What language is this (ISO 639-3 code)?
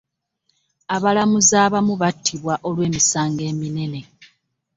lug